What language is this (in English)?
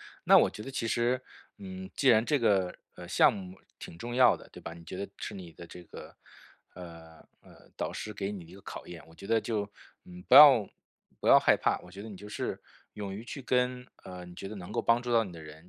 Chinese